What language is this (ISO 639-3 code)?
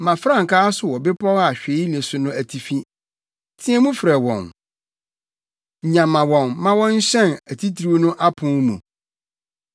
aka